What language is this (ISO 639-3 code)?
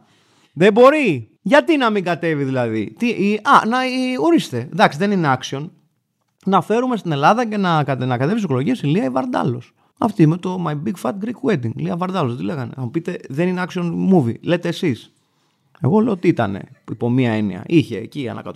ell